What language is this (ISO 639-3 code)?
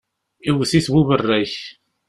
kab